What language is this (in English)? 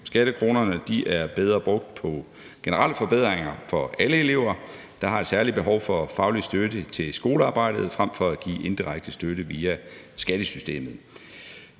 Danish